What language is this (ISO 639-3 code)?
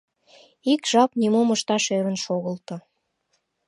chm